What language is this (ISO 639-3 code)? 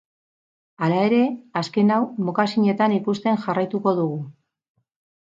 eus